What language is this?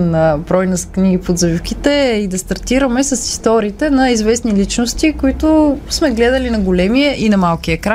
Bulgarian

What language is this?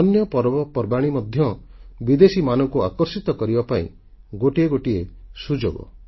Odia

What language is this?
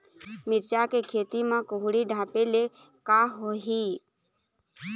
Chhattisgarhi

